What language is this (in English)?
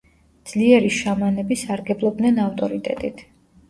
Georgian